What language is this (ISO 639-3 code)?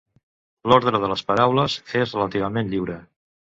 cat